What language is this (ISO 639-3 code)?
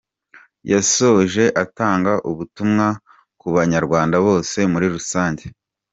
kin